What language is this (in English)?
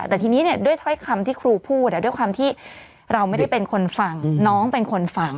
Thai